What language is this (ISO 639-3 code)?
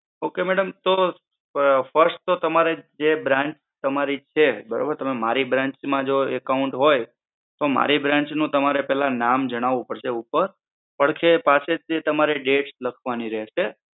guj